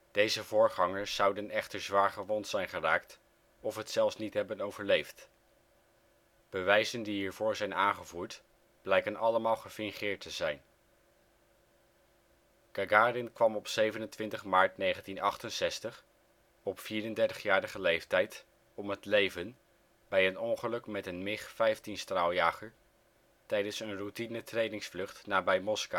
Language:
Dutch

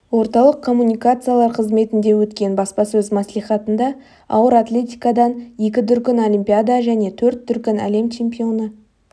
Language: Kazakh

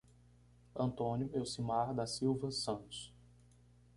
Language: Portuguese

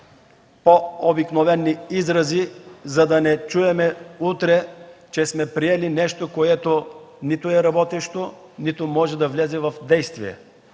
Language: Bulgarian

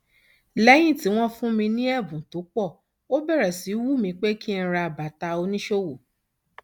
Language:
Yoruba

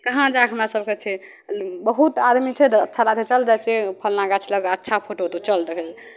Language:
Maithili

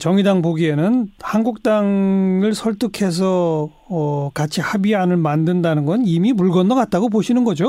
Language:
Korean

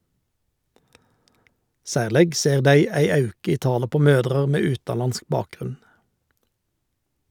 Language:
Norwegian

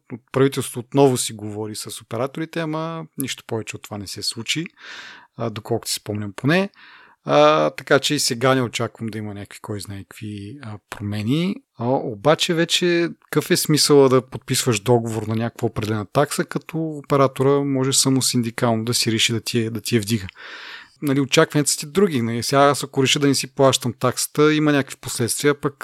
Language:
Bulgarian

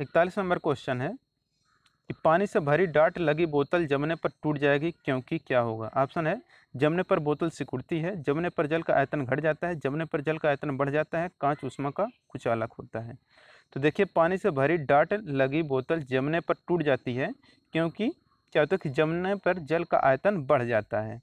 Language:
Hindi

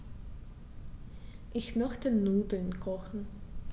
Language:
German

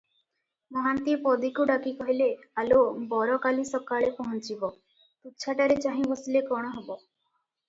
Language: Odia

